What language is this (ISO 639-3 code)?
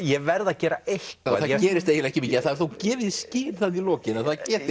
isl